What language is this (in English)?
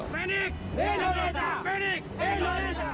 Indonesian